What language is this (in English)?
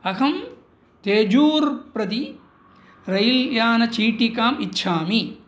Sanskrit